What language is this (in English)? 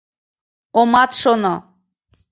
Mari